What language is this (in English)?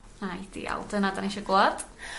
Welsh